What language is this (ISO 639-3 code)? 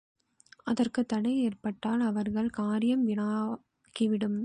tam